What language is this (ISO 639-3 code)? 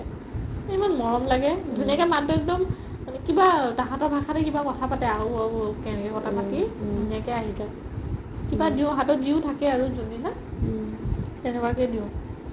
asm